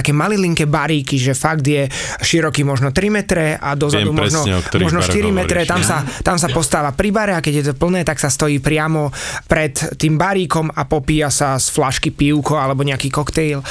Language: Slovak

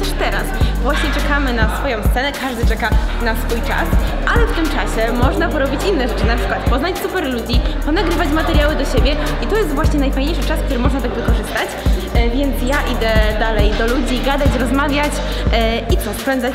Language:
Polish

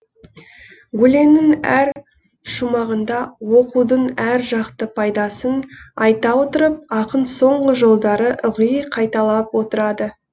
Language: Kazakh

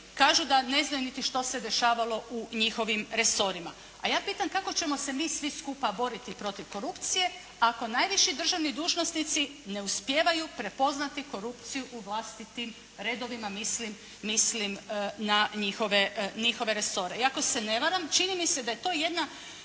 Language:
Croatian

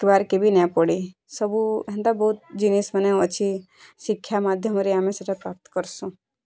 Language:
Odia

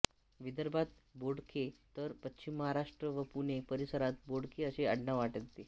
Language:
Marathi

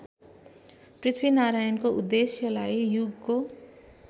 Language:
Nepali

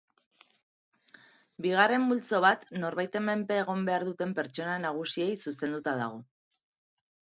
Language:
Basque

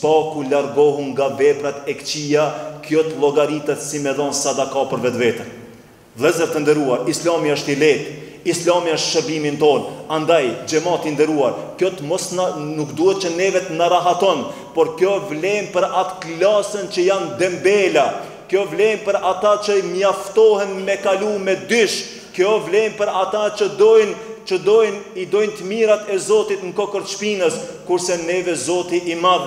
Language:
Romanian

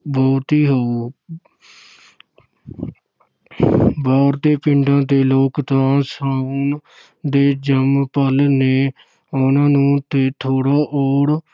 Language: Punjabi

